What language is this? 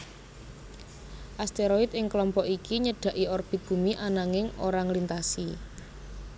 Javanese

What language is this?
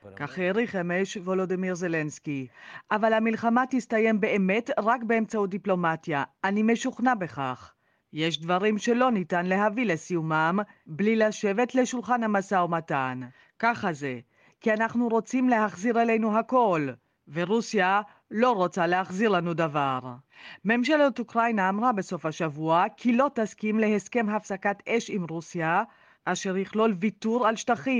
Hebrew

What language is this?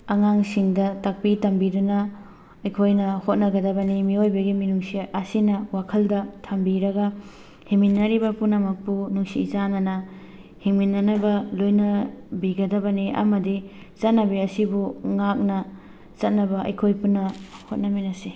Manipuri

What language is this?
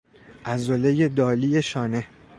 Persian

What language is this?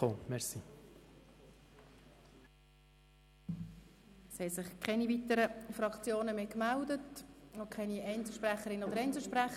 Swiss German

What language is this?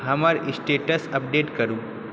Maithili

